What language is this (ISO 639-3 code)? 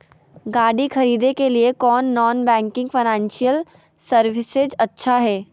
mag